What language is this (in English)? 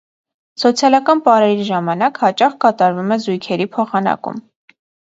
Armenian